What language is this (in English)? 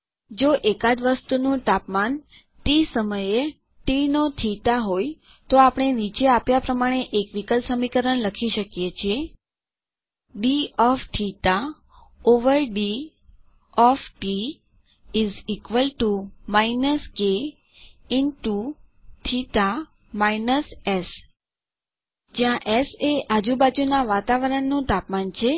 Gujarati